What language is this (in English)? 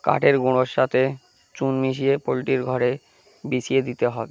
Bangla